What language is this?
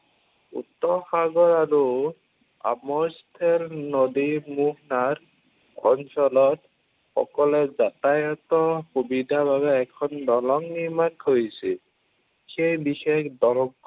Assamese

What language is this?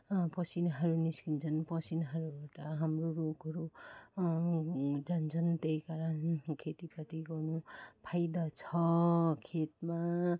Nepali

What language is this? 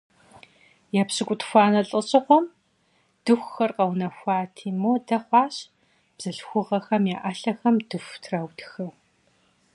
Kabardian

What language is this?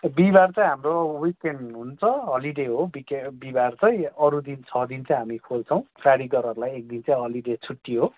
Nepali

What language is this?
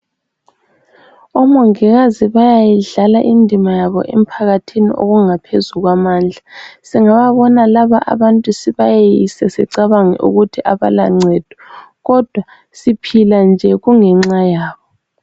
North Ndebele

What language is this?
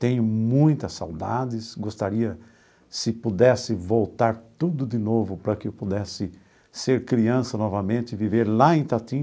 Portuguese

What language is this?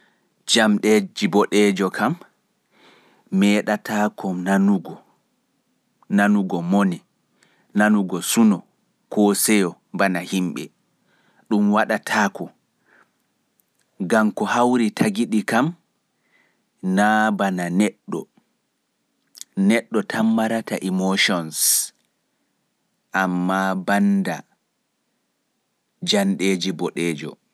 Fula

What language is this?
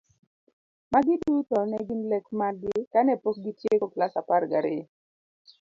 Luo (Kenya and Tanzania)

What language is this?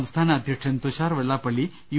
Malayalam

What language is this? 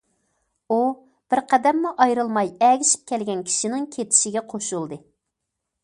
Uyghur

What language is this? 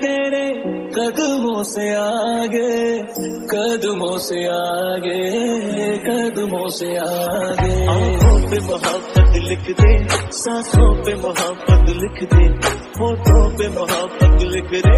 Hindi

